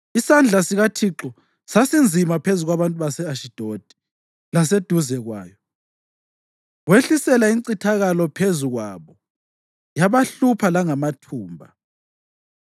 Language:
North Ndebele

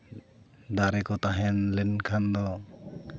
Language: Santali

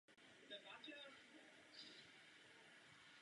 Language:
Czech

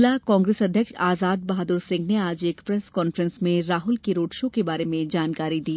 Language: Hindi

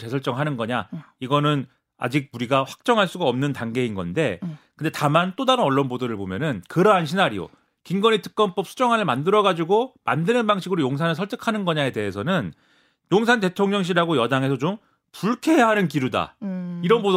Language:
Korean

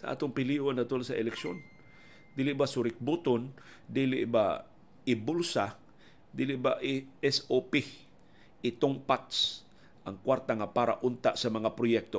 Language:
Filipino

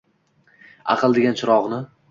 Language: Uzbek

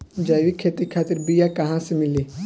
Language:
Bhojpuri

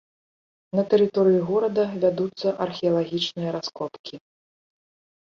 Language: Belarusian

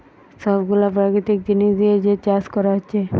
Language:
Bangla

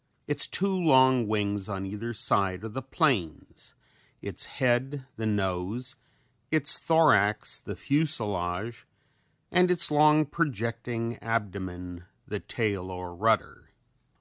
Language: English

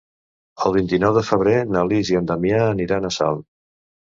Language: Catalan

